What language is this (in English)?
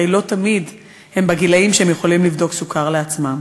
Hebrew